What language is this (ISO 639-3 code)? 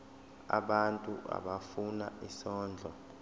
zul